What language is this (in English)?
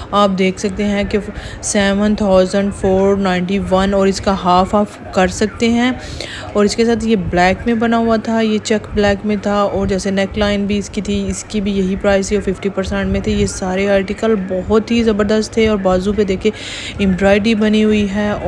Hindi